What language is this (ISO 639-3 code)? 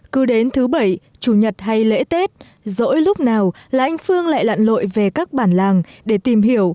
vie